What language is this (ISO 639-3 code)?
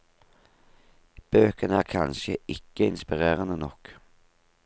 nor